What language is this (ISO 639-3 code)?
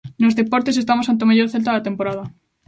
glg